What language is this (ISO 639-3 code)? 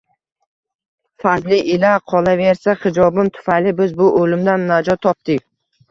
uzb